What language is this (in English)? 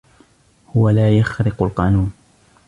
Arabic